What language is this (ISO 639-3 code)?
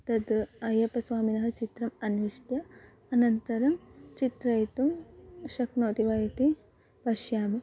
san